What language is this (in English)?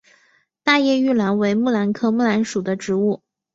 Chinese